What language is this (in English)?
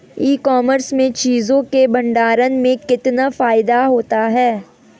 Hindi